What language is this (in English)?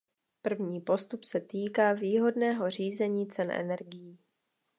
Czech